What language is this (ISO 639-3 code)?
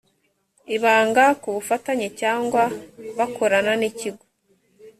kin